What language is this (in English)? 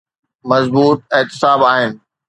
Sindhi